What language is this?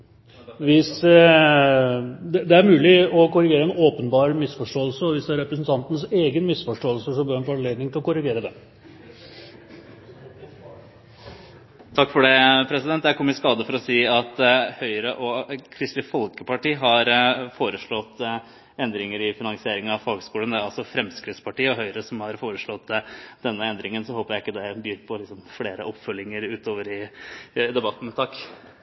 Norwegian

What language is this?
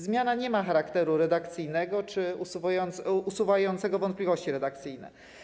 Polish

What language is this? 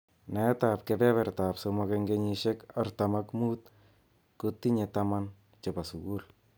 Kalenjin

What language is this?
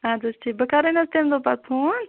Kashmiri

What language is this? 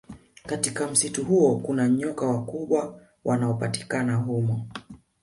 Swahili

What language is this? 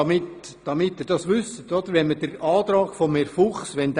Swiss German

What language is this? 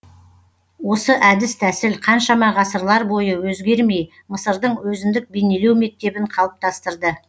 Kazakh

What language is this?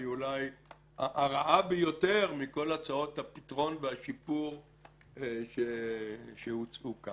Hebrew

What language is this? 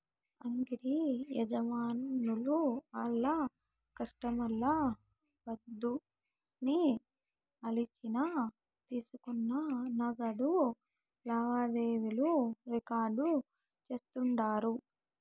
Telugu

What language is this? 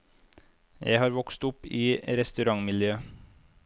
Norwegian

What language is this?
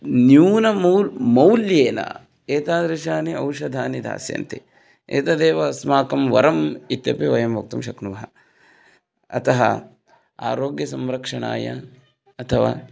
Sanskrit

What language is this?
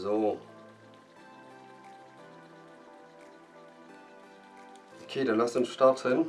German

